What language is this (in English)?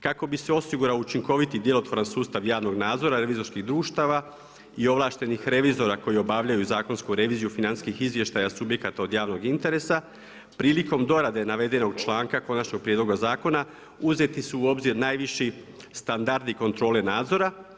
Croatian